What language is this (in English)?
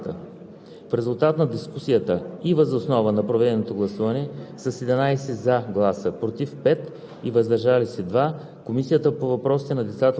Bulgarian